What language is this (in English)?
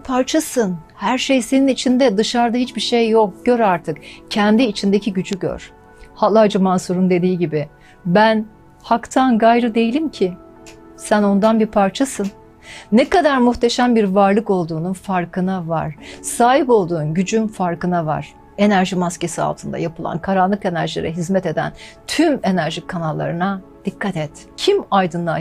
Turkish